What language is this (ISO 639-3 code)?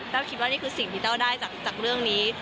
tha